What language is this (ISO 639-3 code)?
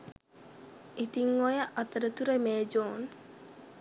sin